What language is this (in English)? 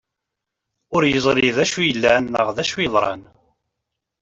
Kabyle